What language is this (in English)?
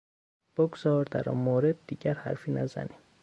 Persian